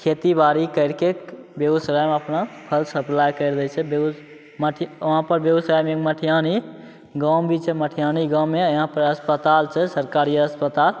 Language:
Maithili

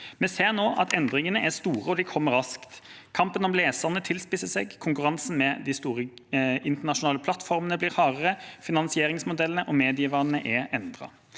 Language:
Norwegian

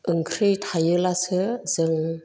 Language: Bodo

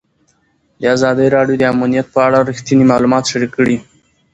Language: Pashto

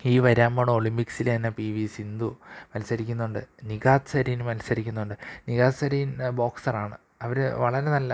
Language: Malayalam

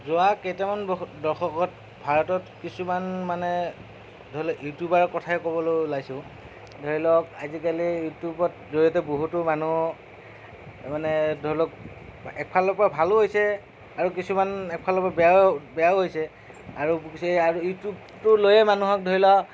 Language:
Assamese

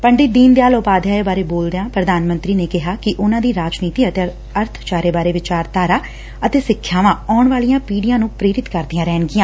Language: Punjabi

